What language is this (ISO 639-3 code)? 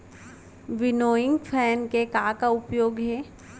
hne